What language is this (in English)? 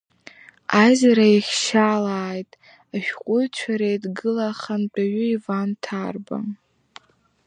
Abkhazian